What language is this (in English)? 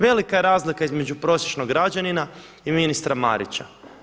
Croatian